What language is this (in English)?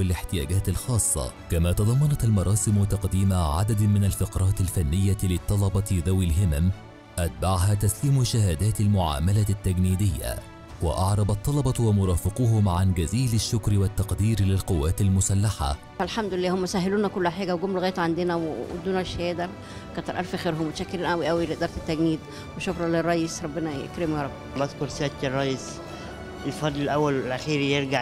Arabic